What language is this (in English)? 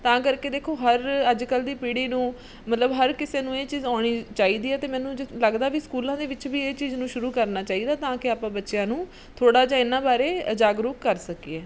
Punjabi